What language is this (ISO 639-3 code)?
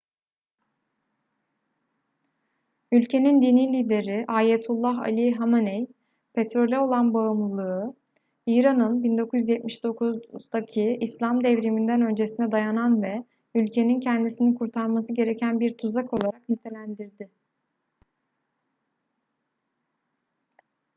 tur